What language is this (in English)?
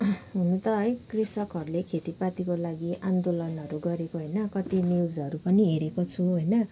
Nepali